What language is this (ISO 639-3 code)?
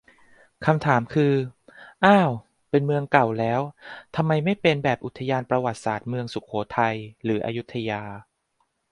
tha